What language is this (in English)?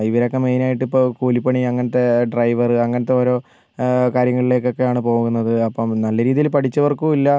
Malayalam